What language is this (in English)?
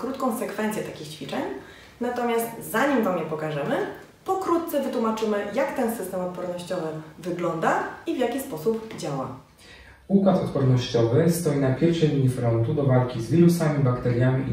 Polish